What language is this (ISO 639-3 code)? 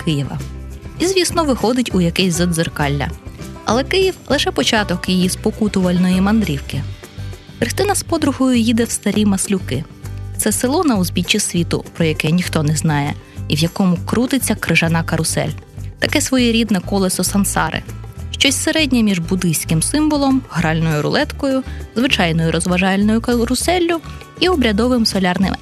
ukr